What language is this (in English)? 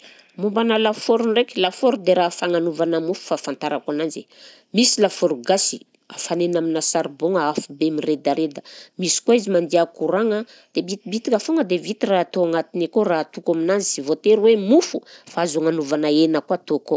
Southern Betsimisaraka Malagasy